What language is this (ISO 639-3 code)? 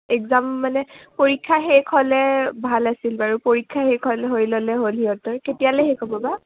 asm